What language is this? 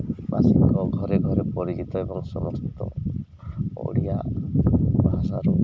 Odia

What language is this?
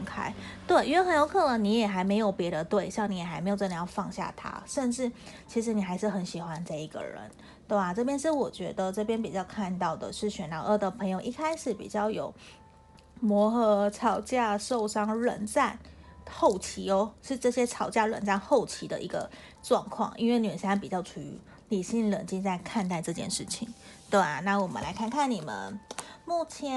Chinese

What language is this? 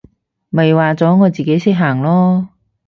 Cantonese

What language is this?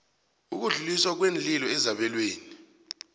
South Ndebele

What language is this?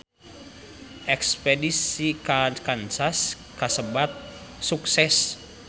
Sundanese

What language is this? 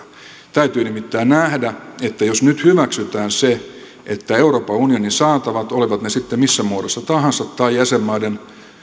Finnish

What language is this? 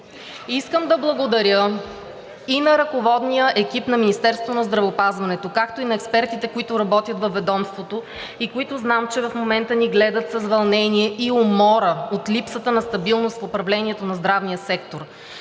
Bulgarian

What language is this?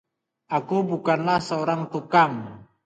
Indonesian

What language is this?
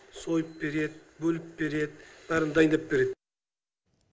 Kazakh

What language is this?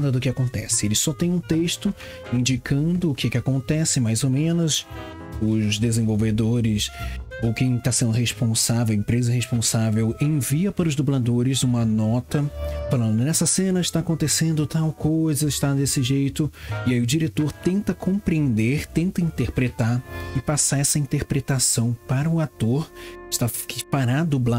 Portuguese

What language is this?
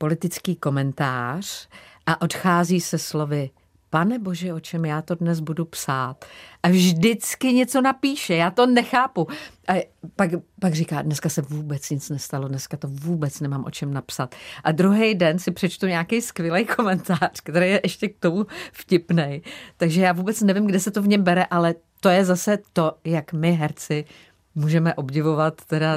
Czech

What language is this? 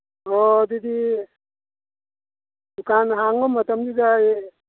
Manipuri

